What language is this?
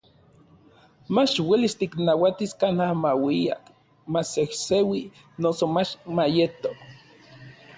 Orizaba Nahuatl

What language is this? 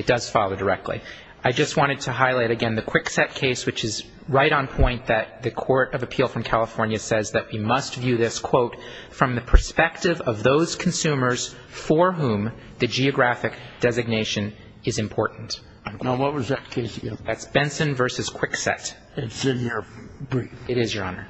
English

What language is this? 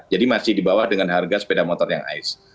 Indonesian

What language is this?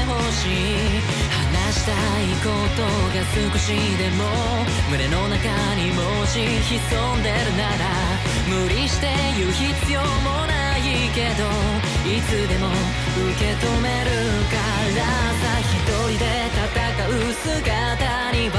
Japanese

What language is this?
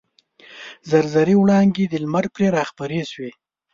Pashto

